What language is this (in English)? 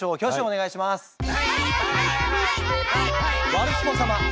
Japanese